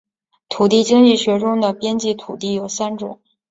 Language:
Chinese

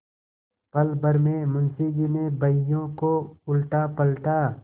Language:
Hindi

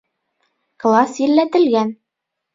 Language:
Bashkir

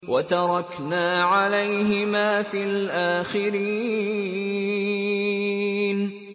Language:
Arabic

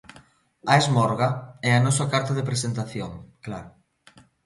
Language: Galician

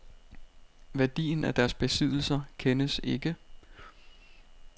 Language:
Danish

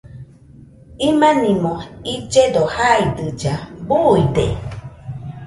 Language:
Nüpode Huitoto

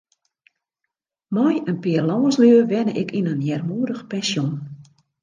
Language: Western Frisian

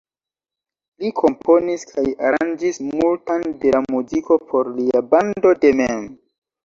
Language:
Esperanto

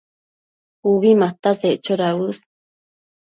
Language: Matsés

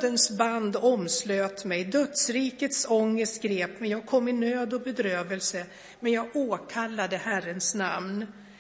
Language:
Swedish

